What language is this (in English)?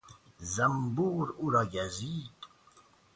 Persian